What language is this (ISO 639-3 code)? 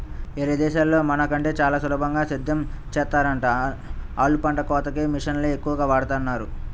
tel